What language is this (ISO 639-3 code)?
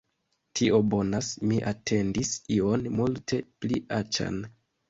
epo